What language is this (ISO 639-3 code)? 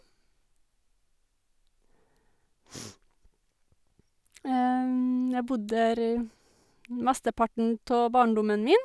nor